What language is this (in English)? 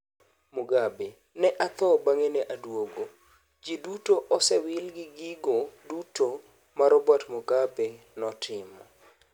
Luo (Kenya and Tanzania)